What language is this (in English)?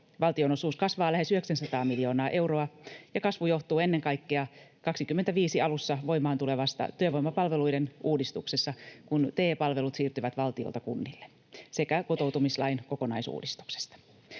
Finnish